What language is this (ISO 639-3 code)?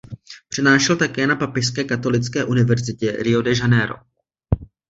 ces